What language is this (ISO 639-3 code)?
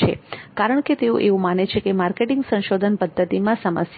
guj